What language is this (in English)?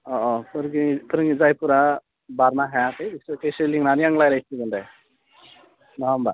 Bodo